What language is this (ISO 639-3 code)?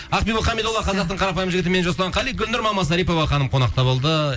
kaz